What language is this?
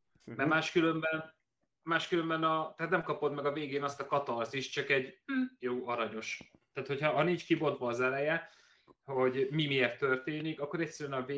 Hungarian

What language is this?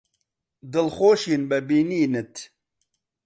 Central Kurdish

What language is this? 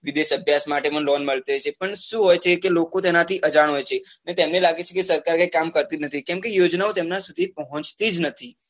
Gujarati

